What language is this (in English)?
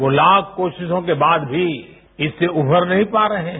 Hindi